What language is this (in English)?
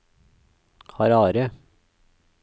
Norwegian